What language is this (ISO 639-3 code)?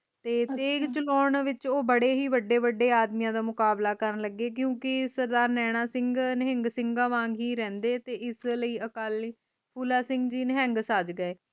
pan